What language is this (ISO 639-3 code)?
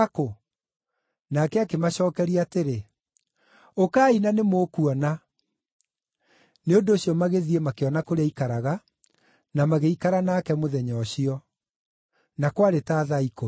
kik